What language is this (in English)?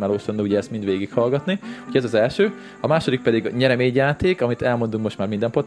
Hungarian